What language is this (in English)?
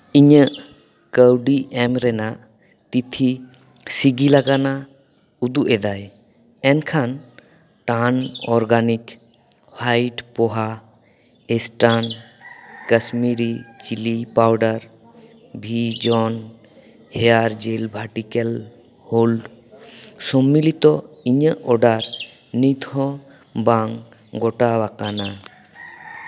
Santali